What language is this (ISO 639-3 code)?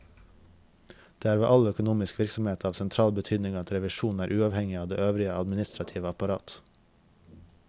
nor